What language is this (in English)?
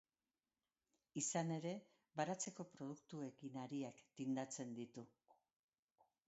Basque